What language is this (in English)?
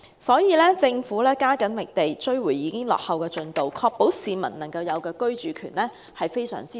Cantonese